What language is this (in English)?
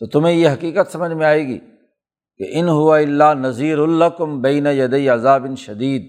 Urdu